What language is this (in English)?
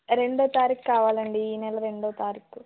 Telugu